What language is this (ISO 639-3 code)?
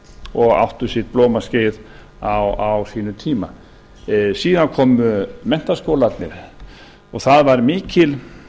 isl